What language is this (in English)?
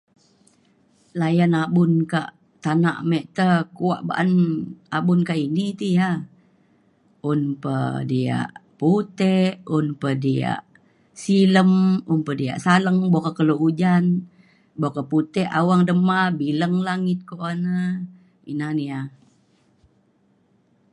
Mainstream Kenyah